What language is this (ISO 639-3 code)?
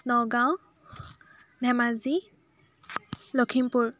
asm